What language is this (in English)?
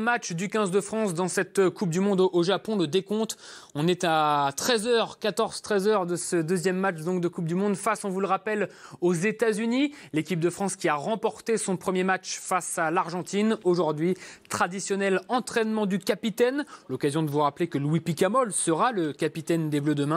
French